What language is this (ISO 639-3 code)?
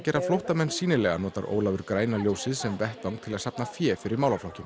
isl